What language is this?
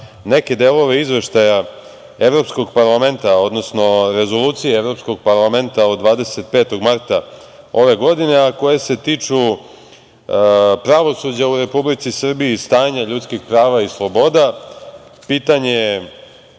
Serbian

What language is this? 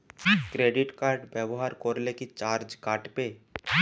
Bangla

